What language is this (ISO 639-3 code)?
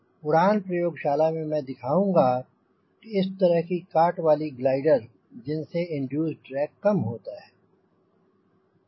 hin